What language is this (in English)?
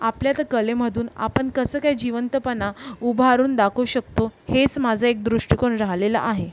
Marathi